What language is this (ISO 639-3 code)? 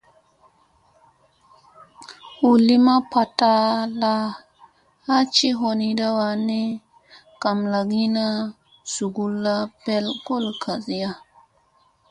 mse